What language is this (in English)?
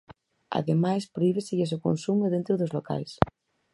Galician